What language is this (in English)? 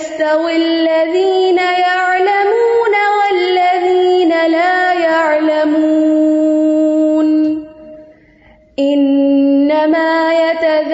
Urdu